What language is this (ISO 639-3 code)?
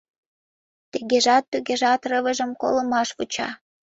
chm